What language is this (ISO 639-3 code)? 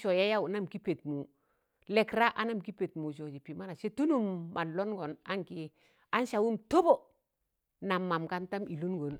tan